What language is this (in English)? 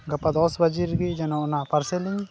Santali